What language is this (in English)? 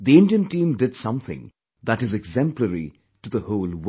English